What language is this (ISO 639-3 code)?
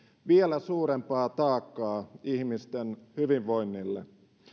fin